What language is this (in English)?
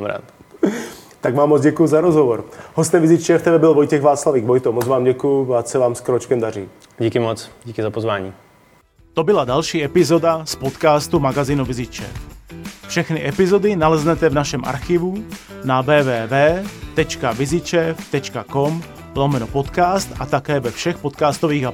Czech